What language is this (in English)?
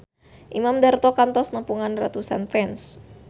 Sundanese